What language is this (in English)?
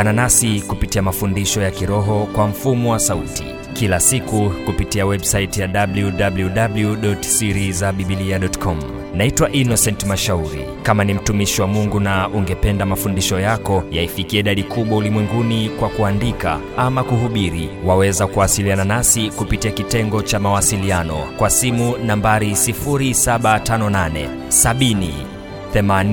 Swahili